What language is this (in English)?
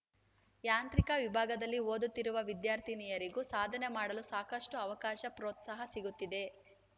Kannada